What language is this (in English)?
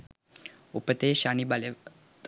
Sinhala